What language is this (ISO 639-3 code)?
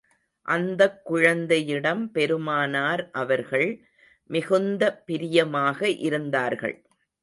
tam